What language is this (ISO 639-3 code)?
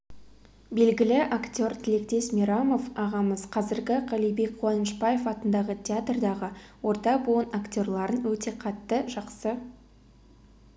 kaz